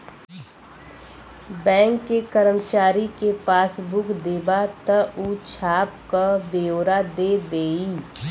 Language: Bhojpuri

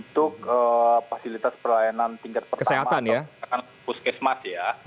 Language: Indonesian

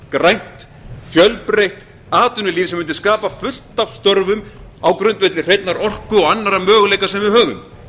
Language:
Icelandic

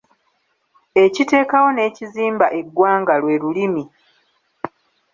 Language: Ganda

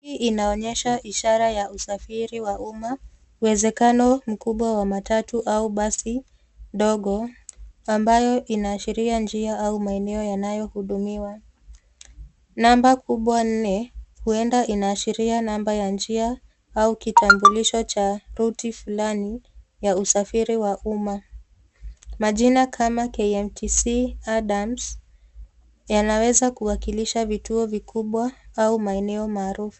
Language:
Swahili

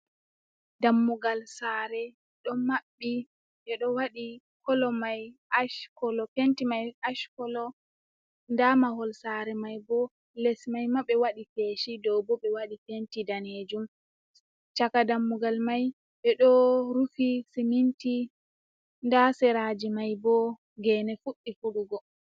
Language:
Fula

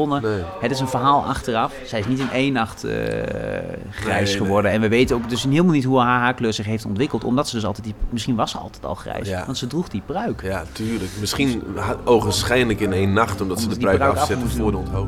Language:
Dutch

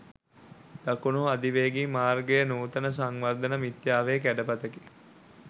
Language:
Sinhala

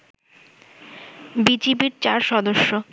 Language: Bangla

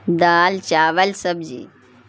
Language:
Urdu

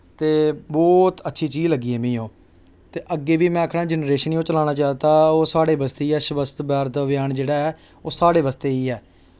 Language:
Dogri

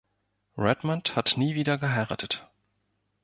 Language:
German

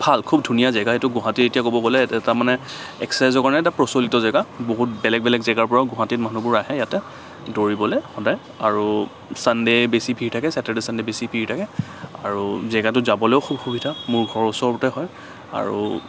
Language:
Assamese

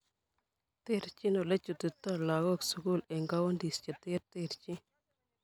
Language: Kalenjin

